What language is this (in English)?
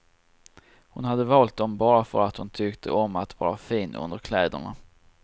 Swedish